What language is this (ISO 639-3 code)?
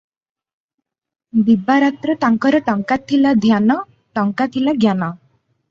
ori